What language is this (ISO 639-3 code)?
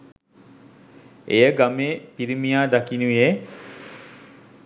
sin